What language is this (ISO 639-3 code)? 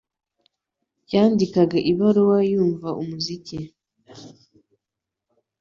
kin